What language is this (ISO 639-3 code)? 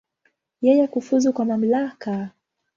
swa